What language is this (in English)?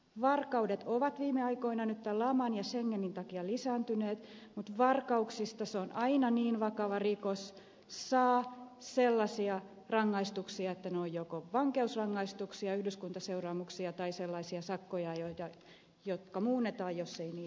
Finnish